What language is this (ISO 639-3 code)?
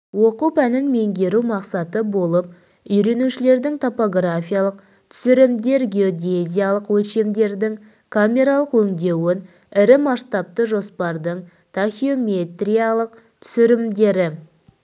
kaz